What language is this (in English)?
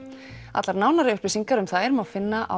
Icelandic